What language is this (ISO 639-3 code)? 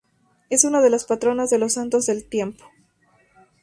spa